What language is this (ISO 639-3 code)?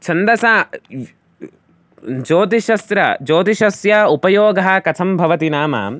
san